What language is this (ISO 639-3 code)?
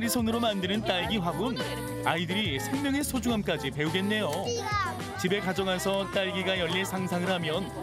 kor